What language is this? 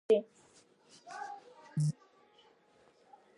Georgian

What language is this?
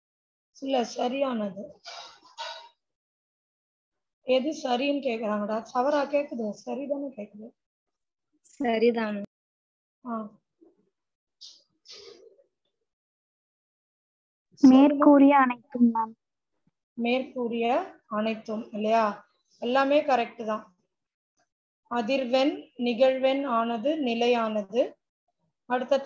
Tamil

